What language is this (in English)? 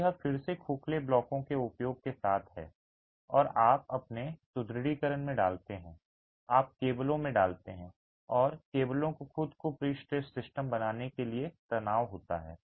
Hindi